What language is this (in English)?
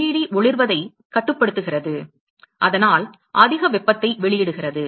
Tamil